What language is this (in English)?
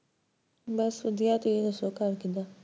Punjabi